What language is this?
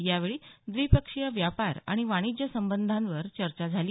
Marathi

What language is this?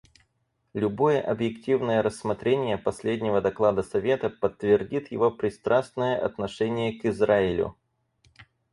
Russian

